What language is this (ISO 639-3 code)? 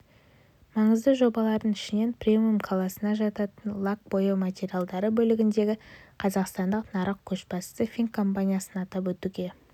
kaz